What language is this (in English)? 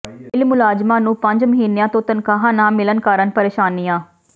Punjabi